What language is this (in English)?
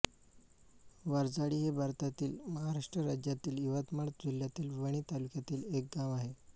Marathi